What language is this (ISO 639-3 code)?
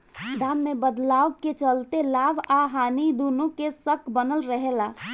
bho